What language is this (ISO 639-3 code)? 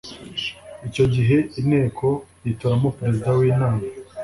kin